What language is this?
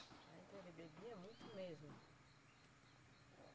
Portuguese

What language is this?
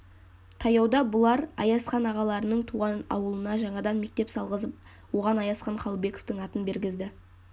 Kazakh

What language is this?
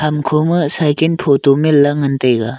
Wancho Naga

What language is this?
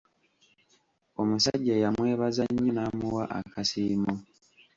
Ganda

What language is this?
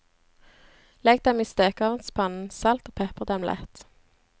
Norwegian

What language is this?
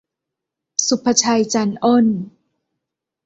Thai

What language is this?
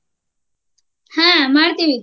Kannada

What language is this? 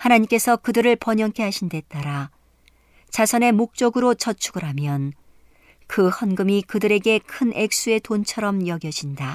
Korean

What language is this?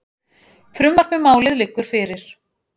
Icelandic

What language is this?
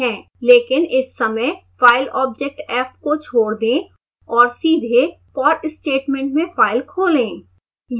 Hindi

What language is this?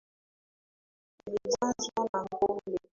Swahili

